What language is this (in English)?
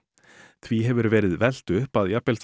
Icelandic